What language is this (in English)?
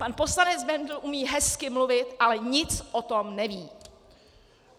Czech